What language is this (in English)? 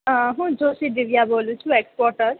Gujarati